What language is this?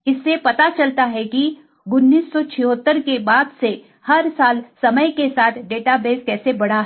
Hindi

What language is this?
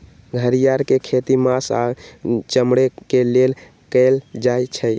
Magahi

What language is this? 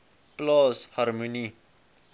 Afrikaans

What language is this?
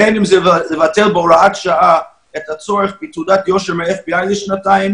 Hebrew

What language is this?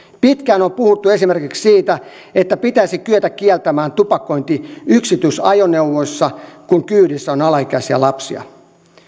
Finnish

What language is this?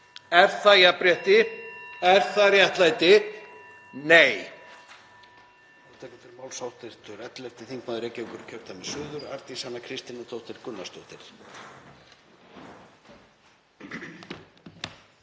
Icelandic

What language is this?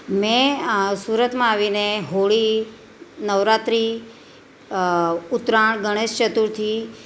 Gujarati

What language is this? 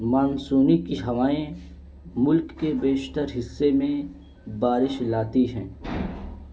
Urdu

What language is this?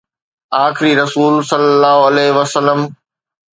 Sindhi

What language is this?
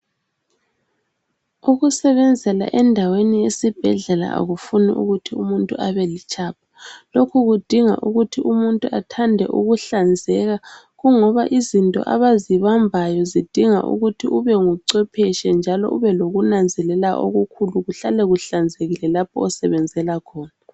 North Ndebele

